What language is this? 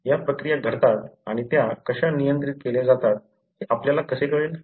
Marathi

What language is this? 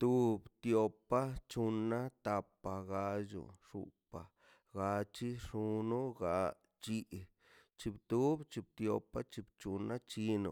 Mazaltepec Zapotec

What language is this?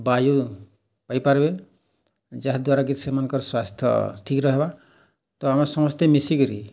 Odia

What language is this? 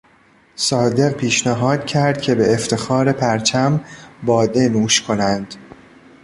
Persian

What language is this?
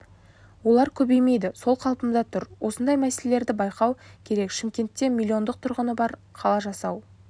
Kazakh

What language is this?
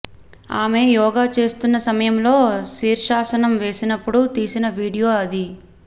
Telugu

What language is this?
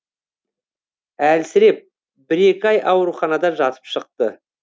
Kazakh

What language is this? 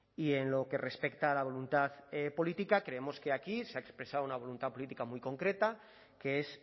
Spanish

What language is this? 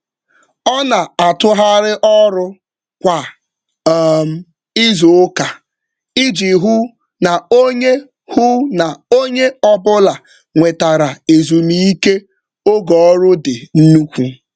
Igbo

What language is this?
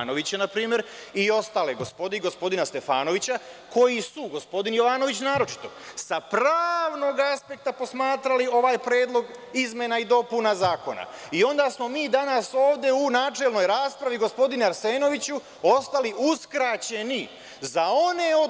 Serbian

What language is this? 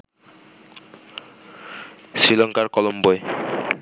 Bangla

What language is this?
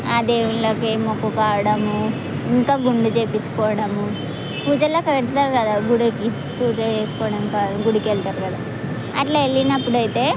Telugu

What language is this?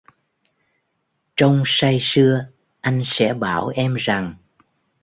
Vietnamese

